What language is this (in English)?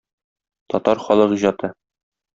Tatar